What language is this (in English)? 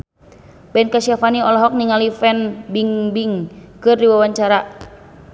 Sundanese